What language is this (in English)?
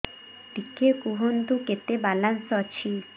Odia